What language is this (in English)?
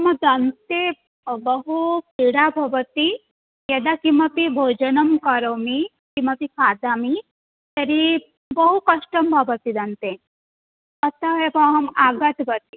Sanskrit